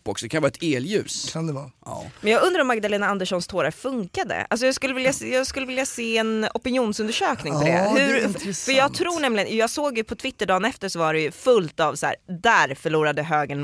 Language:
Swedish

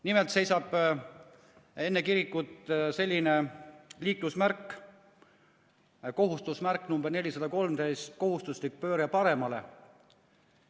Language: Estonian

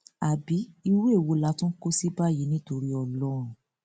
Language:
Yoruba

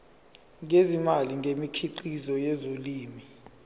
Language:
Zulu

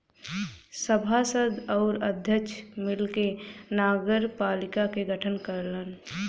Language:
Bhojpuri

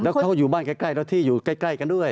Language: Thai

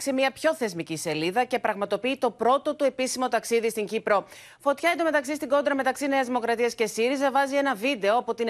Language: Greek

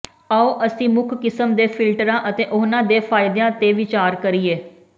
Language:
Punjabi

